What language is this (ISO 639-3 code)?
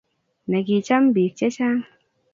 kln